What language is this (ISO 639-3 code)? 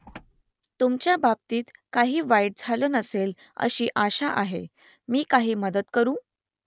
mar